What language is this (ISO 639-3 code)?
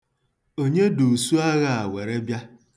ibo